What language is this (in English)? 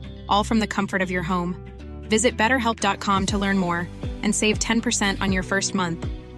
Filipino